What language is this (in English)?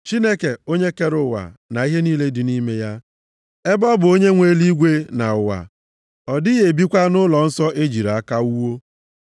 Igbo